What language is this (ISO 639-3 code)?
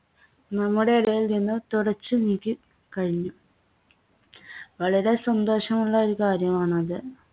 mal